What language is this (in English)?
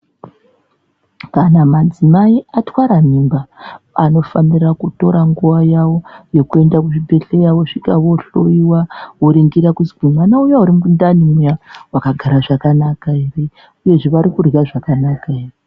Ndau